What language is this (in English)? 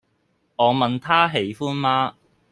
Cantonese